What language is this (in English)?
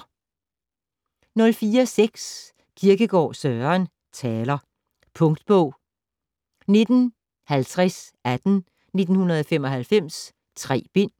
Danish